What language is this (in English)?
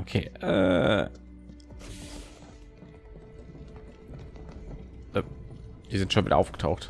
German